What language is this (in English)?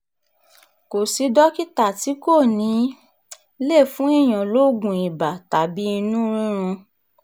Yoruba